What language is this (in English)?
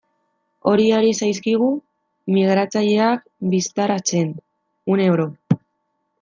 Basque